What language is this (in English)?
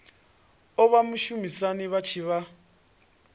Venda